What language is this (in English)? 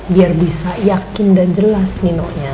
Indonesian